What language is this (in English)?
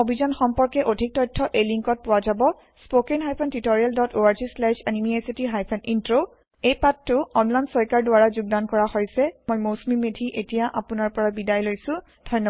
Assamese